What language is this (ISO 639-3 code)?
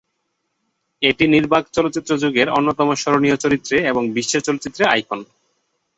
ben